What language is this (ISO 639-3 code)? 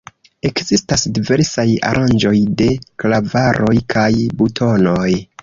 epo